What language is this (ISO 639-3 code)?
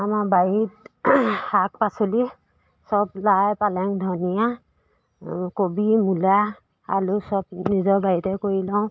asm